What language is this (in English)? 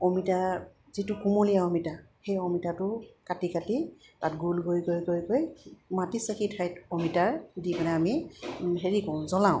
Assamese